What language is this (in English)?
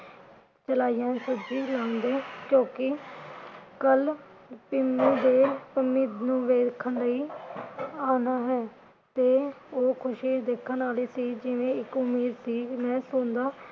Punjabi